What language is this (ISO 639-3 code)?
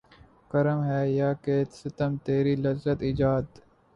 urd